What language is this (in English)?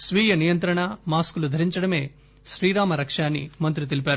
Telugu